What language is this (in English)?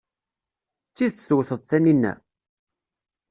Kabyle